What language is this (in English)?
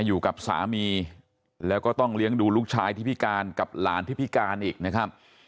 Thai